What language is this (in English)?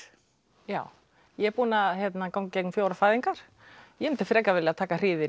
Icelandic